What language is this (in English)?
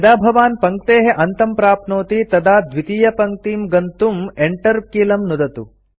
Sanskrit